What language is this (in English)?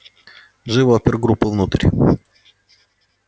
Russian